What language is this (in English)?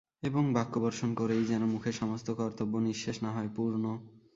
Bangla